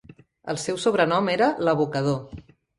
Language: Catalan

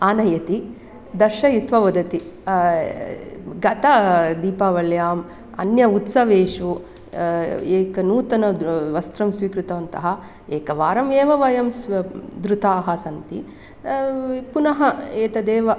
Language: Sanskrit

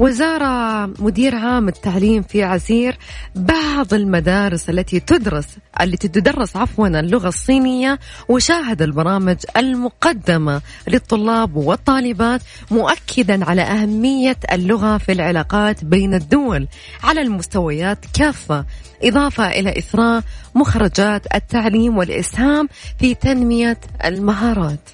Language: Arabic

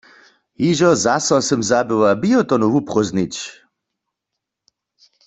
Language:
Upper Sorbian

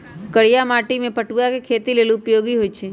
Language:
Magahi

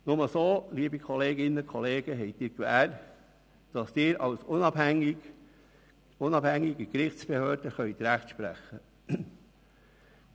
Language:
Swiss German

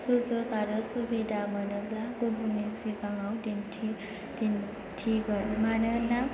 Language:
Bodo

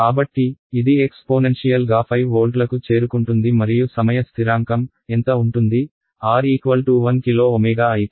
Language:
Telugu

